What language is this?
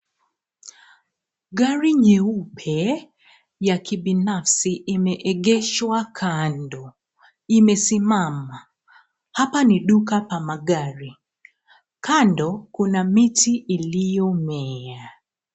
Swahili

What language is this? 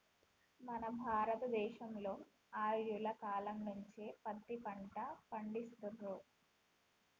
Telugu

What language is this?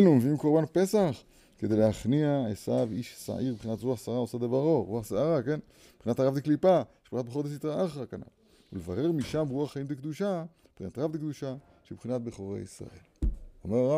Hebrew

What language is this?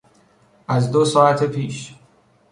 Persian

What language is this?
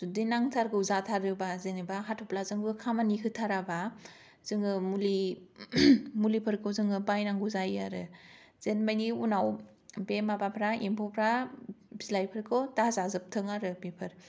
Bodo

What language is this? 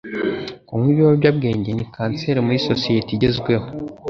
Kinyarwanda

